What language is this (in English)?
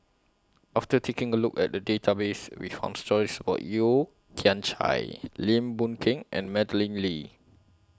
English